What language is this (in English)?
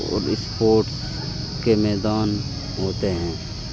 Urdu